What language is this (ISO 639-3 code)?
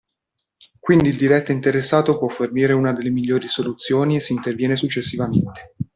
ita